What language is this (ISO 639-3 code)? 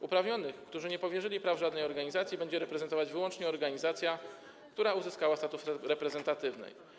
pol